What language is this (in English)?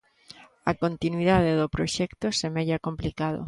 Galician